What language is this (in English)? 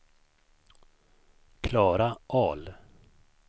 Swedish